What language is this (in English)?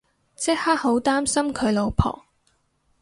Cantonese